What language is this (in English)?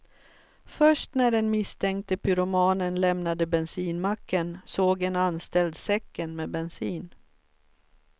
Swedish